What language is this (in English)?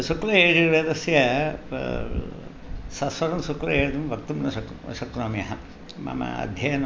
Sanskrit